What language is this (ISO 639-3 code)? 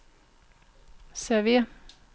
dan